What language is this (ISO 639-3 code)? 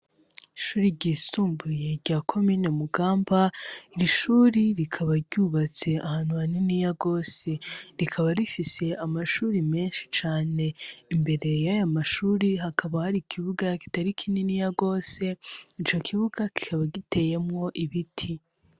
run